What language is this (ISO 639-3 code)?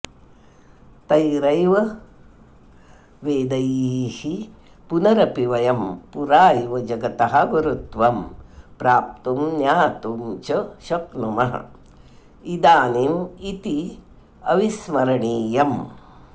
san